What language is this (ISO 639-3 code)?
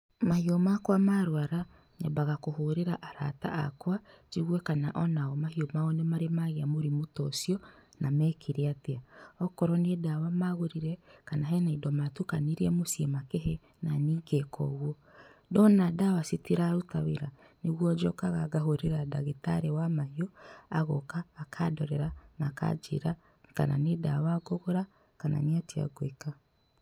kik